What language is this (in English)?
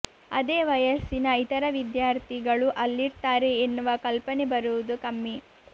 Kannada